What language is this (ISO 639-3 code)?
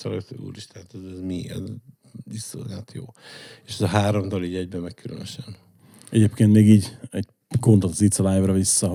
hun